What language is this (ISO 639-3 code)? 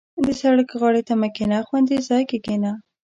pus